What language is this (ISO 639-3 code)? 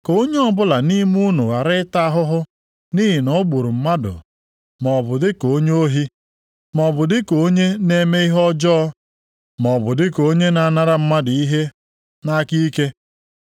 ibo